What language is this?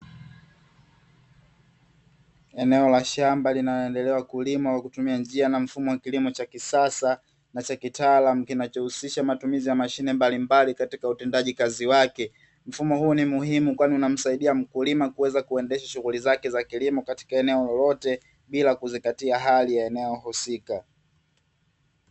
Swahili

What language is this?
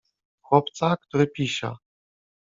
Polish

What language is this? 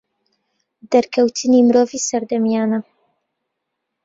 Central Kurdish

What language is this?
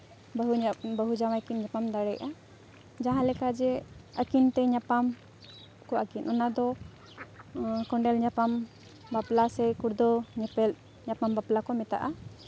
Santali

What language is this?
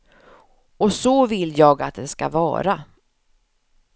Swedish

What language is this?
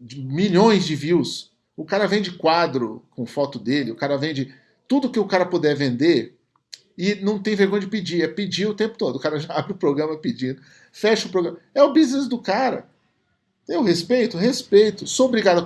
Portuguese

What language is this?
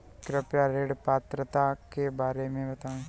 Hindi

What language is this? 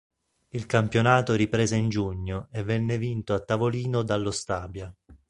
Italian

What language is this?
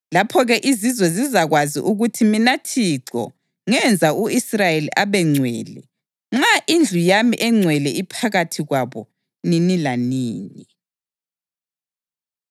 North Ndebele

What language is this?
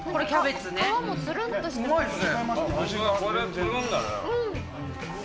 Japanese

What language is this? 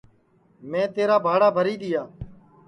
Sansi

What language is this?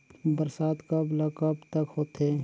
Chhattisgarhi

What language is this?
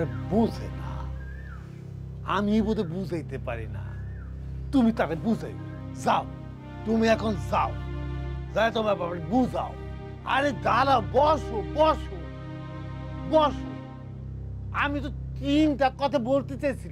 Romanian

